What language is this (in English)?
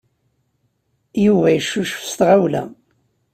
Kabyle